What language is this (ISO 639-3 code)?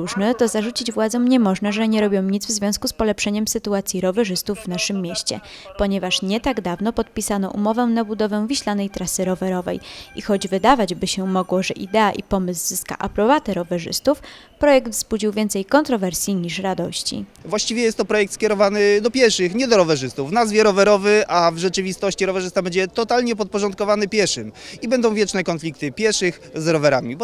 pol